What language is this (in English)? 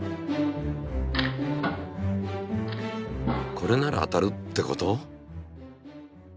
Japanese